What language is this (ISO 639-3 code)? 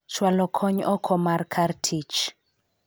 luo